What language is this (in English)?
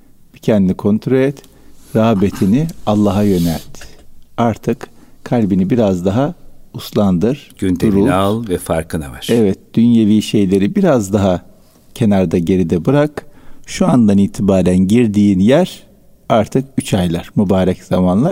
Turkish